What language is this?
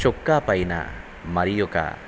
Telugu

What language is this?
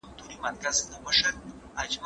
Pashto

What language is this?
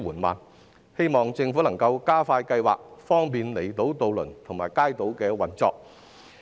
Cantonese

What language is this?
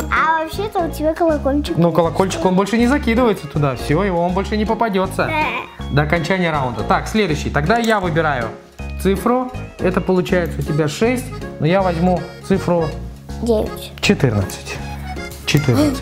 Russian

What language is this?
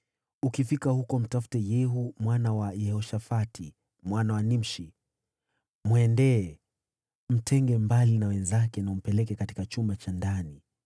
Swahili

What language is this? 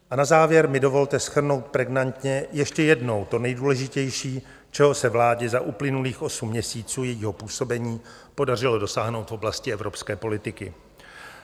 Czech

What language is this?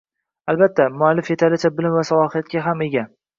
Uzbek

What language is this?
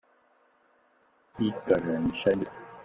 Chinese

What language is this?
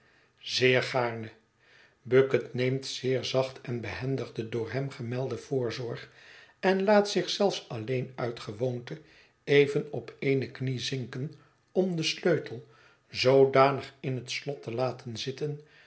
Dutch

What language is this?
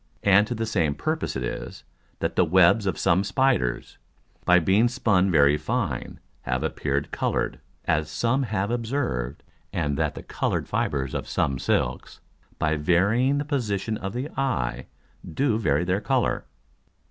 English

